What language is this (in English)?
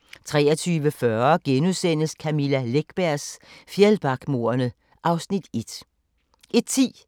Danish